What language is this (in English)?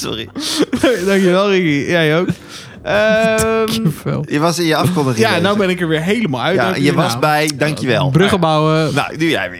Dutch